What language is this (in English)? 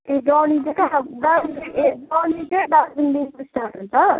Nepali